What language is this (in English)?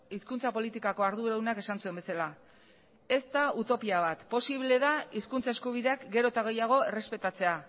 Basque